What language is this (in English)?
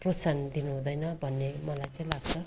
Nepali